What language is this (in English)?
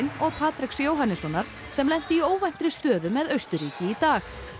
Icelandic